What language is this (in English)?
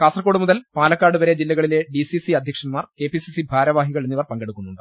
Malayalam